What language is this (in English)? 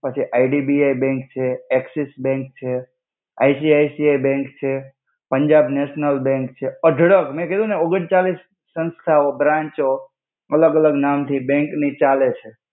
Gujarati